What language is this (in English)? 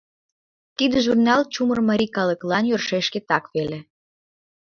Mari